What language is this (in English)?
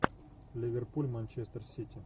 Russian